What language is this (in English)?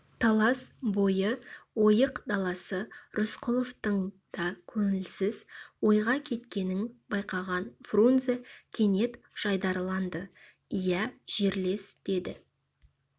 Kazakh